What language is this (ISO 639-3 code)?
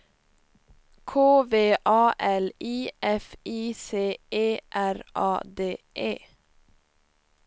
swe